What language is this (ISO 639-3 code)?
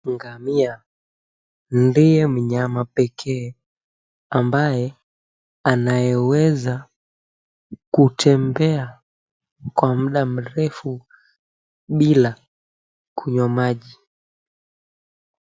swa